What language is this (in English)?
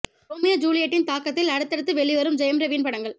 Tamil